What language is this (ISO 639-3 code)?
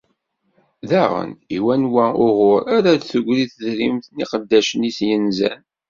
kab